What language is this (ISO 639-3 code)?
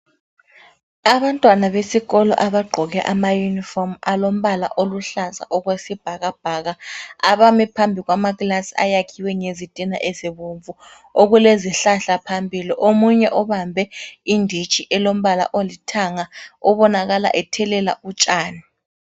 nde